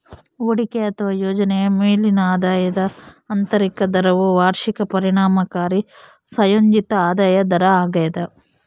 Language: Kannada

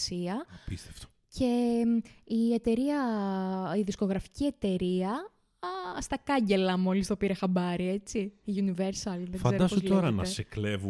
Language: Greek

